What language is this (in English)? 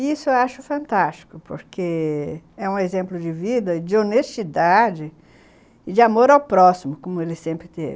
Portuguese